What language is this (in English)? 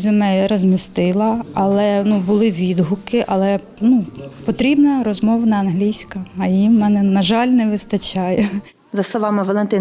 Ukrainian